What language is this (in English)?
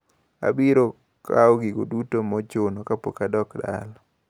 Luo (Kenya and Tanzania)